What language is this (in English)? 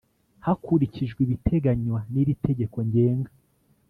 Kinyarwanda